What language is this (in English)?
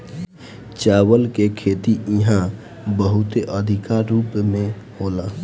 Bhojpuri